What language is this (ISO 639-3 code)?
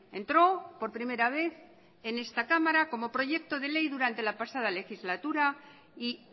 spa